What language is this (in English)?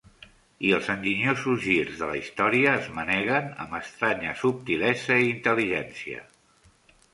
Catalan